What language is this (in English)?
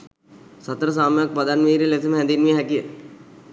Sinhala